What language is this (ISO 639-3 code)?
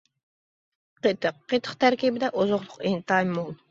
uig